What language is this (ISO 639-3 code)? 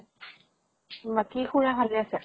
asm